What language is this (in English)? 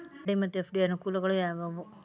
Kannada